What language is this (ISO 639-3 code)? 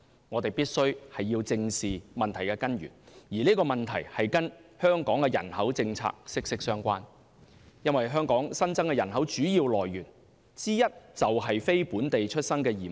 yue